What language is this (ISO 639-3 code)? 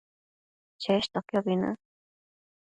mcf